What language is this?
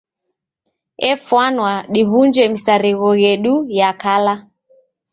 Taita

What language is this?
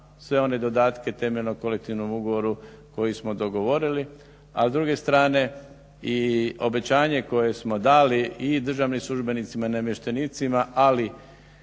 Croatian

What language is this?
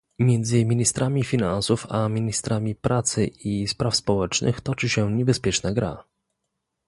Polish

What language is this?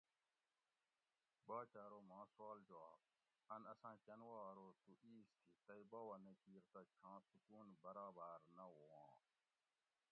Gawri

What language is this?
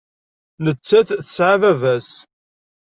Kabyle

